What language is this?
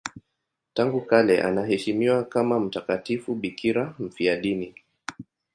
Swahili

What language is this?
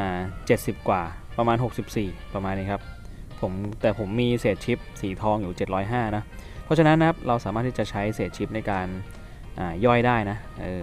Thai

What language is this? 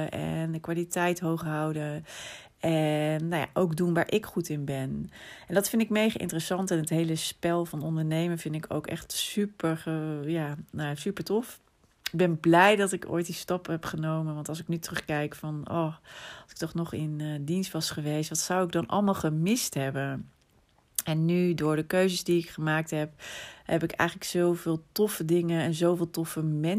Dutch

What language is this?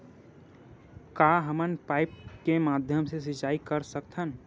Chhattisgarhi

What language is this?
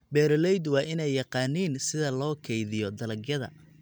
Somali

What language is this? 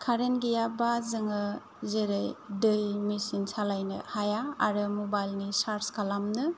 Bodo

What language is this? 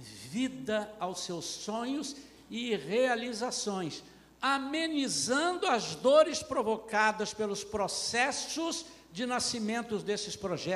Portuguese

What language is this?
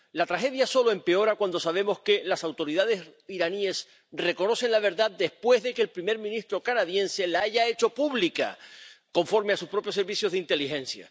Spanish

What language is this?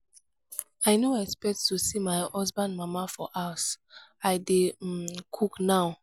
Nigerian Pidgin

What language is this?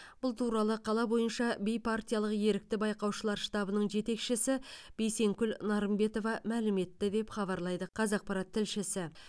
Kazakh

